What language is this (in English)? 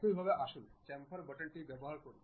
Bangla